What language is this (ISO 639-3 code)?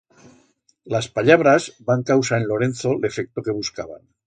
arg